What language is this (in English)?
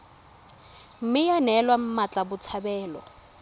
Tswana